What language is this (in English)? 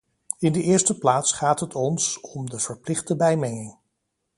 Dutch